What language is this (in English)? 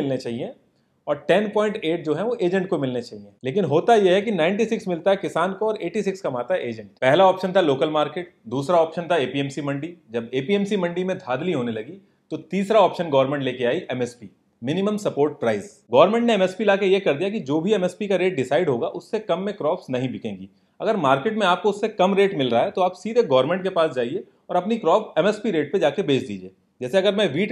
Hindi